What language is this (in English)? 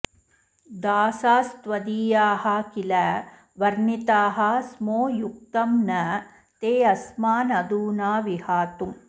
Sanskrit